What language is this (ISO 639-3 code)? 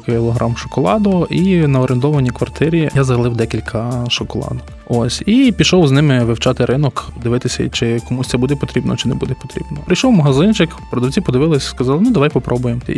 ukr